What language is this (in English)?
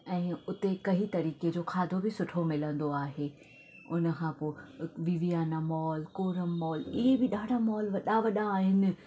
Sindhi